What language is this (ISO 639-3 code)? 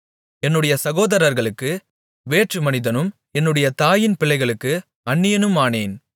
tam